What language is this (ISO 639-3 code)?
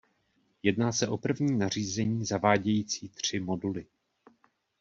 ces